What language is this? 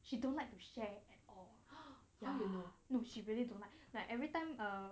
English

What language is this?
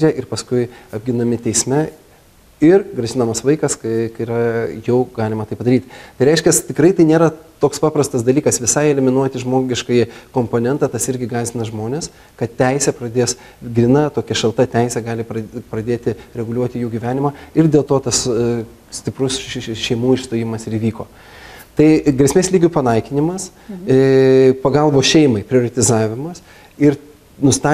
Lithuanian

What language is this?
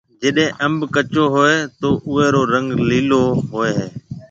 Marwari (Pakistan)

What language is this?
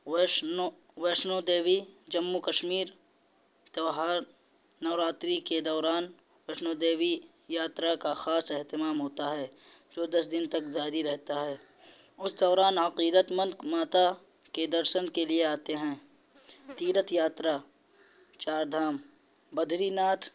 Urdu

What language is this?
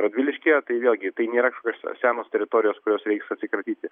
Lithuanian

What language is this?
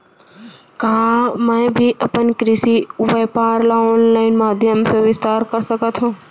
Chhattisgarhi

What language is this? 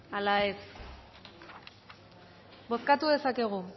Basque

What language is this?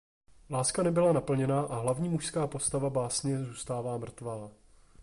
Czech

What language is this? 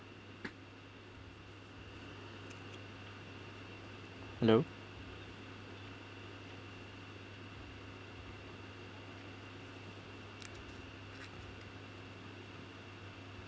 English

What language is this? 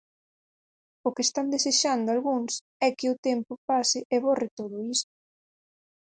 Galician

